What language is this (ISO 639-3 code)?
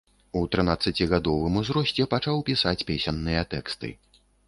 bel